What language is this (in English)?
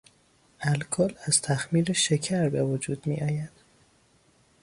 Persian